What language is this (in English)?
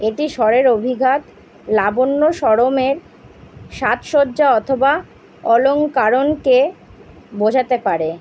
Bangla